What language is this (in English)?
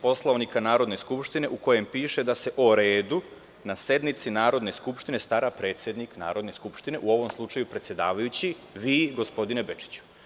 Serbian